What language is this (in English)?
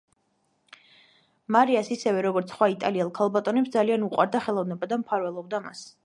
Georgian